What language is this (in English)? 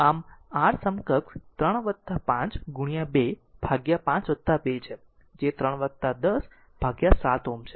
Gujarati